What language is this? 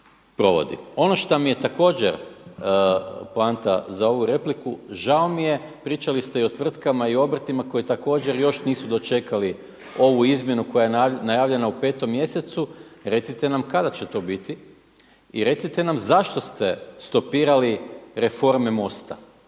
Croatian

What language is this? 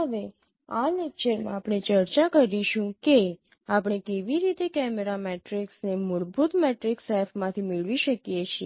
Gujarati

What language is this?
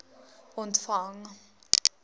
Afrikaans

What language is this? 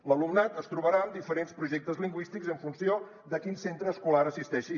Catalan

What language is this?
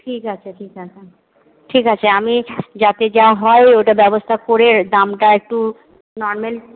Bangla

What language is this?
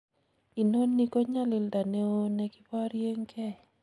Kalenjin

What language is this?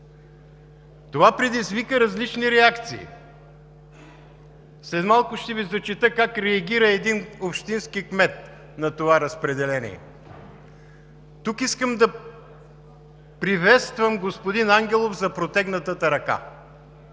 Bulgarian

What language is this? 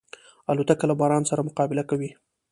Pashto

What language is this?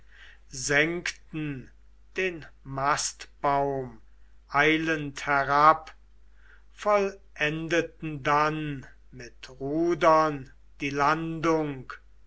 German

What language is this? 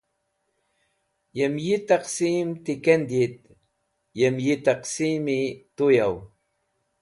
Wakhi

